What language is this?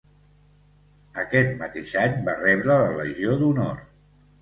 Catalan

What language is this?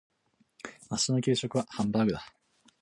Japanese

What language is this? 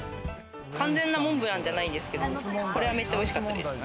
Japanese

